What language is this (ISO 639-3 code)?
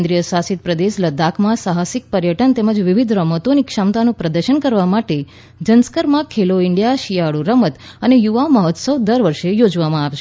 guj